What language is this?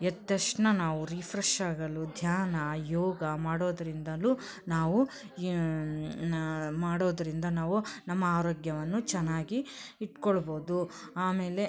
Kannada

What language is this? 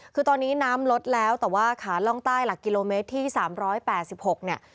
Thai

